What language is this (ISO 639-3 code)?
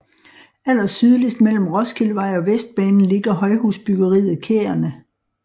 dan